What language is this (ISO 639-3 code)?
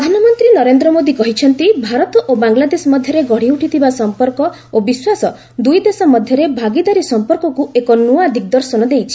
ori